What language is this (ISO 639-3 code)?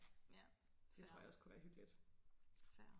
dan